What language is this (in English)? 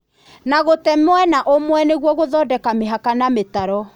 Kikuyu